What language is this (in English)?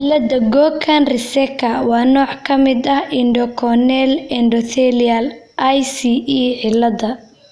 Somali